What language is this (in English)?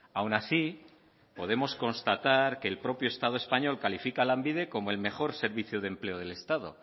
Spanish